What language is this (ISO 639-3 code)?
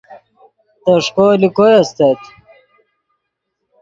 ydg